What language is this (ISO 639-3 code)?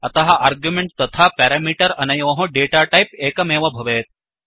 san